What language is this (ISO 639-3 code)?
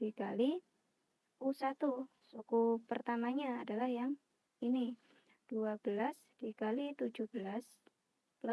ind